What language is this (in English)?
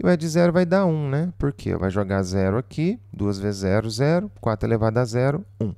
Portuguese